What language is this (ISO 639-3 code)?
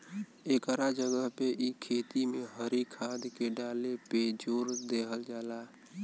bho